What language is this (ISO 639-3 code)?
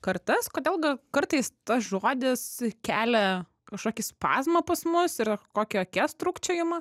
lit